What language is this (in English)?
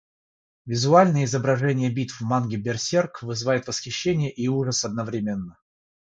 Russian